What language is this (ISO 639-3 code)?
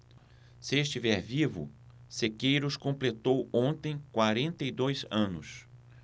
por